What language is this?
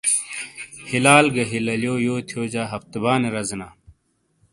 Shina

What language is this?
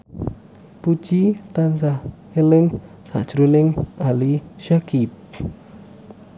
Javanese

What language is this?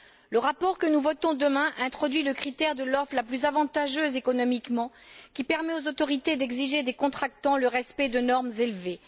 French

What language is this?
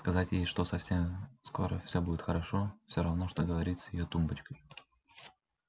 Russian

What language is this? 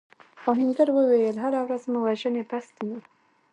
Pashto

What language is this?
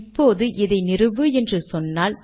Tamil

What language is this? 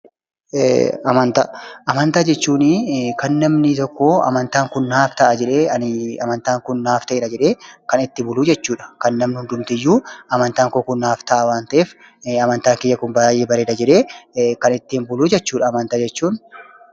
Oromo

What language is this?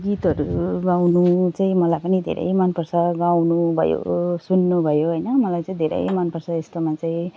Nepali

